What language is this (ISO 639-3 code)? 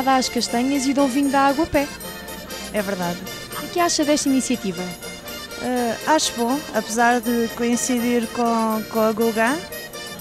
por